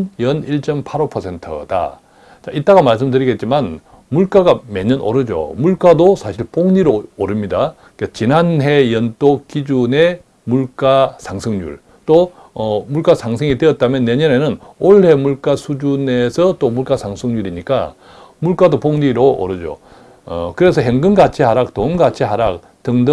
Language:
Korean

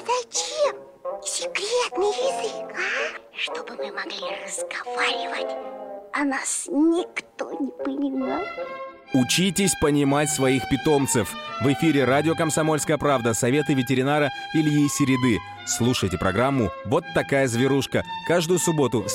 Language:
Russian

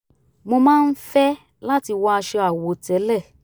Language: Yoruba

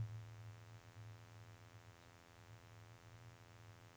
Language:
Norwegian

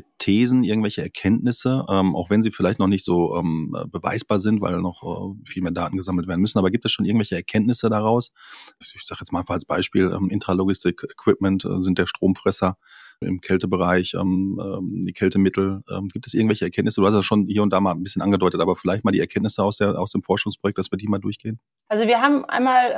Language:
German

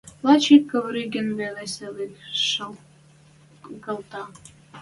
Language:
Western Mari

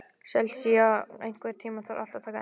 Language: Icelandic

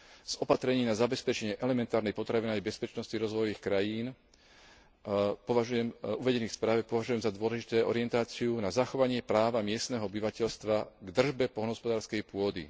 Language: Slovak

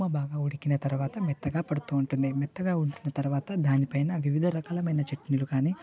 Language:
Telugu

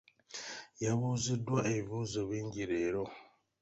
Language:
Ganda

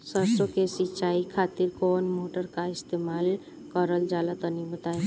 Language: Bhojpuri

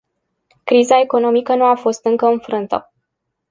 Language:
Romanian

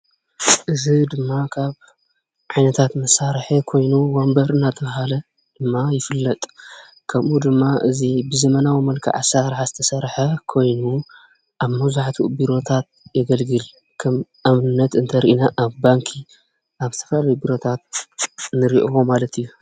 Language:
Tigrinya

